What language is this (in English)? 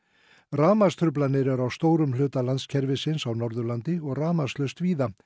Icelandic